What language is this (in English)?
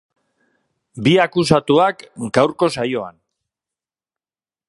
Basque